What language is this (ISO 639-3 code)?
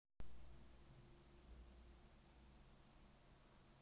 rus